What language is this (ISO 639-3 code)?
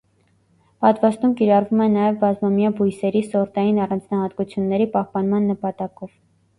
hye